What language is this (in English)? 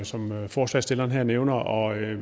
Danish